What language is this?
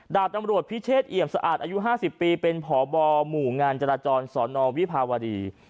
Thai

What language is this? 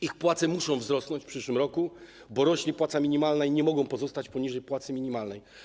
Polish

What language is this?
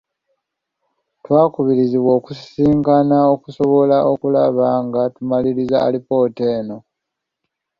Ganda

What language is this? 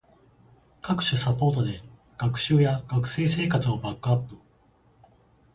Japanese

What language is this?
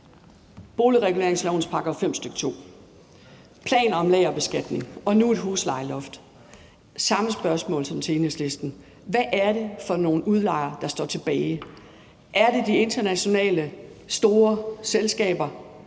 Danish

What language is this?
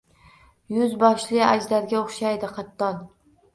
Uzbek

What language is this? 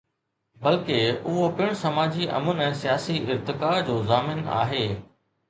Sindhi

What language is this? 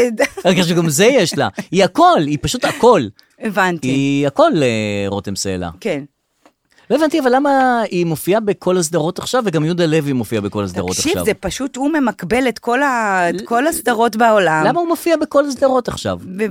Hebrew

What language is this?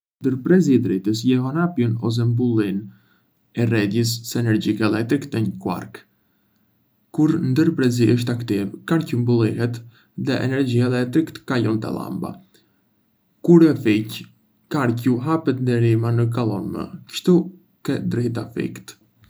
Arbëreshë Albanian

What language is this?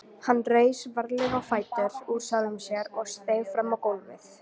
Icelandic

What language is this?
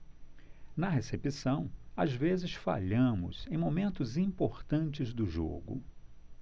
Portuguese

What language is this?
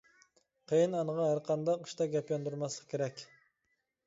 Uyghur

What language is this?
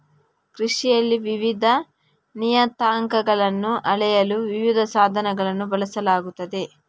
Kannada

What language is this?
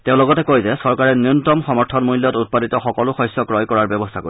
Assamese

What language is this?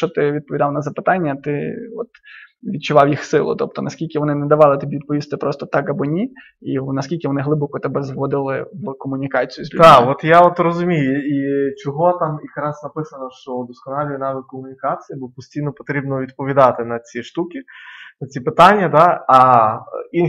Russian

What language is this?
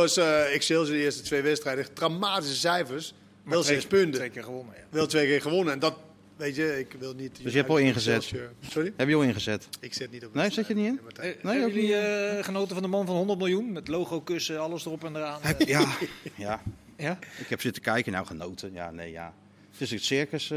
Dutch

